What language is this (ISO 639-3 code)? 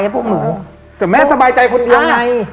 tha